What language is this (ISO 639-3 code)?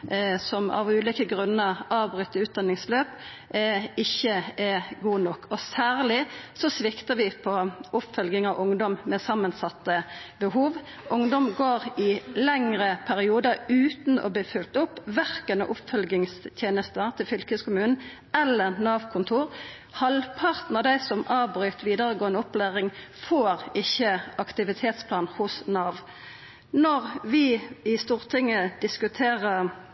nno